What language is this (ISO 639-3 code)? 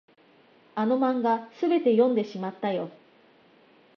jpn